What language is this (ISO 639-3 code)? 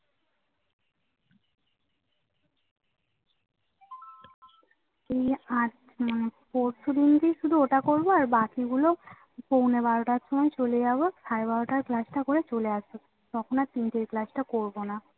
ben